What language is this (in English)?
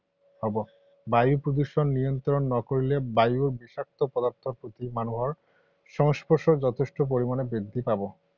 Assamese